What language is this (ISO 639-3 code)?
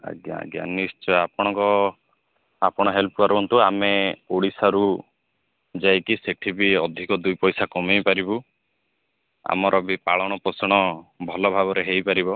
ori